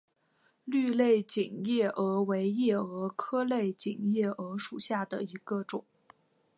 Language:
Chinese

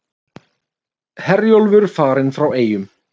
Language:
Icelandic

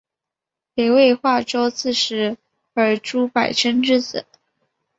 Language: Chinese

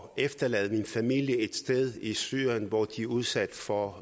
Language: Danish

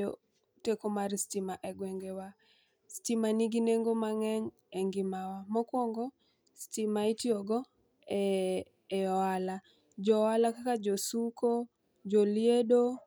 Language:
Luo (Kenya and Tanzania)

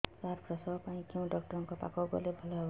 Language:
Odia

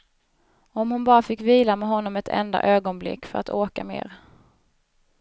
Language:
Swedish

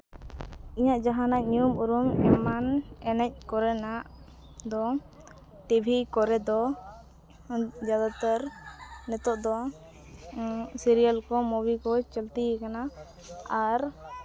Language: Santali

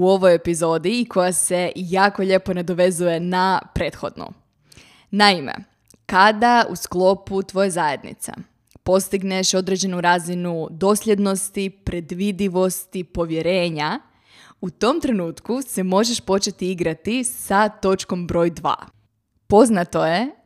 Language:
Croatian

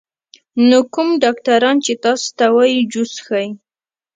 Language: Pashto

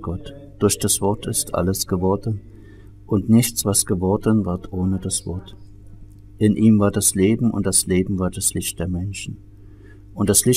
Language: German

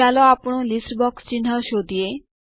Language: Gujarati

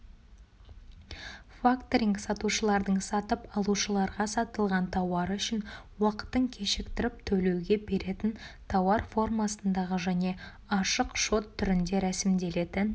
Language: Kazakh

